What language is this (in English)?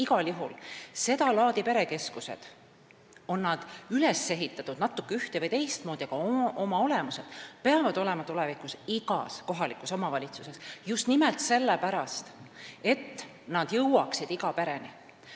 Estonian